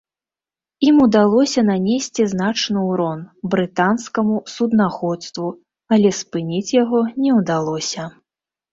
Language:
Belarusian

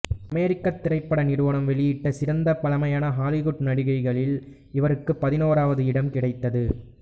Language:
Tamil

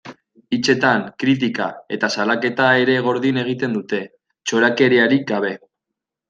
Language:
Basque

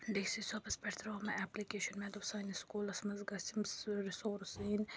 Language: Kashmiri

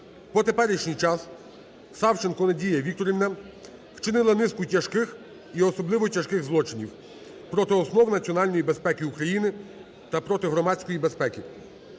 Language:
Ukrainian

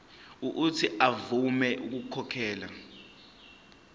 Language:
Zulu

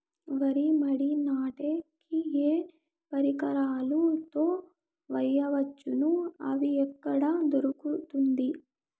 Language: Telugu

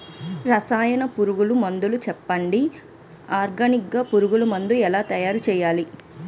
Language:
Telugu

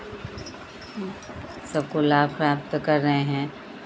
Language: Hindi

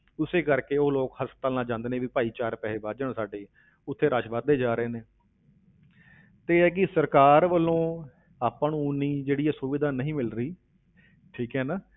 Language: Punjabi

